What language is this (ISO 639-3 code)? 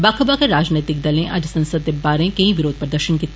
doi